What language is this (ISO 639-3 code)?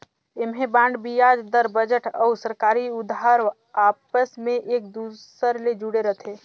hne